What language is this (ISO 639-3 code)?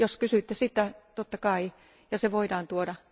fin